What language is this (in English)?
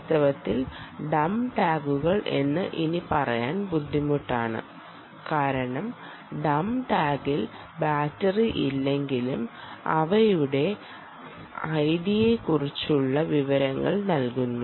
Malayalam